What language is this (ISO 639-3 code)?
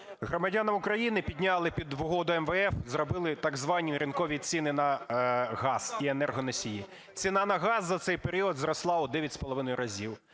ukr